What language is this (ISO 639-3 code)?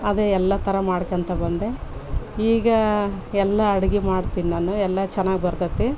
kan